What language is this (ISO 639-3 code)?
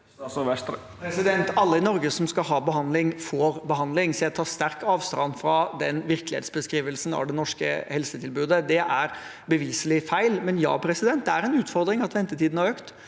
nor